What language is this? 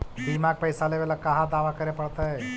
Magahi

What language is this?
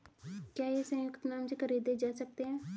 Hindi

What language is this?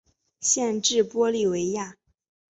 Chinese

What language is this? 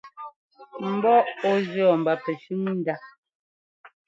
Ngomba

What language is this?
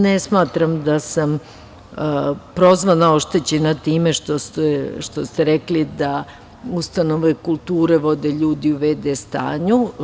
Serbian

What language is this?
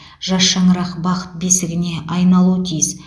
Kazakh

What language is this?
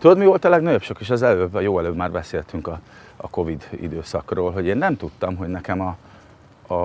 Hungarian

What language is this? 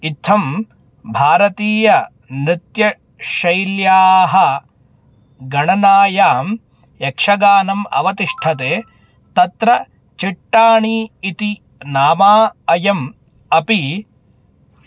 Sanskrit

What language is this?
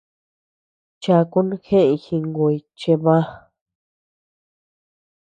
Tepeuxila Cuicatec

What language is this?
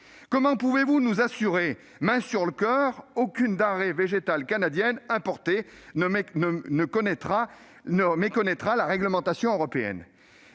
French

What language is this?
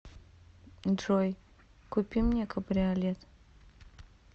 Russian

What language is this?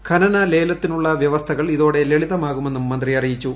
Malayalam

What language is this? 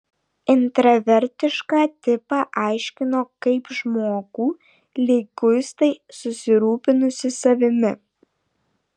Lithuanian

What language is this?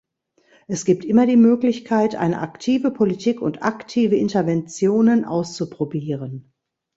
German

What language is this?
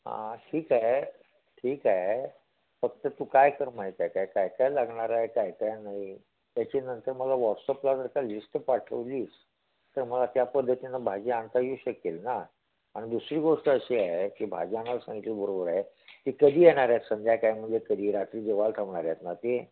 Marathi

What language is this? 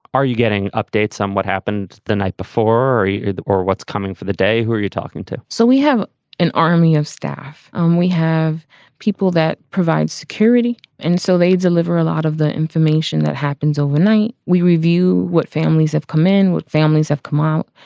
English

